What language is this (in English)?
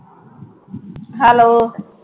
Punjabi